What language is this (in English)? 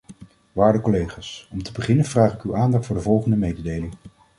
Dutch